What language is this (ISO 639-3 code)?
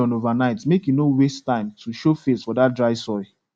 pcm